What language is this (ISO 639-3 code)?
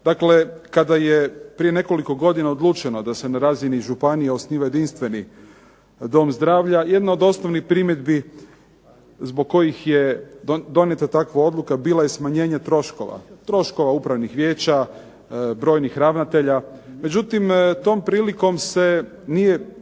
hrv